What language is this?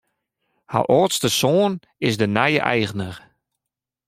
Western Frisian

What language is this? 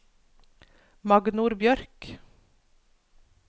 Norwegian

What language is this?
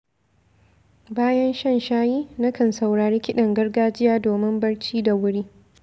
Hausa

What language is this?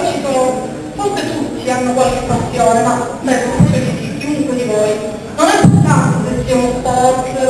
Italian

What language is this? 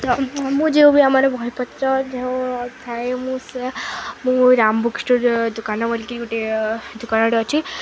Odia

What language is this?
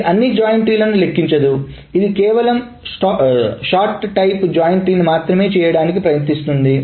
Telugu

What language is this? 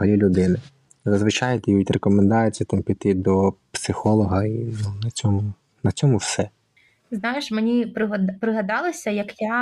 Ukrainian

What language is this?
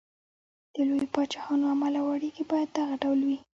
Pashto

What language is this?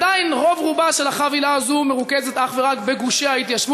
Hebrew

